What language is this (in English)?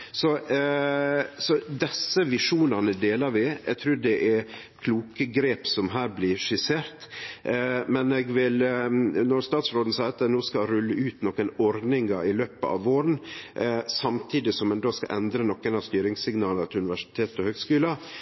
Norwegian Nynorsk